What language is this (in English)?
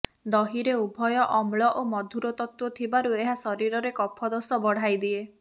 Odia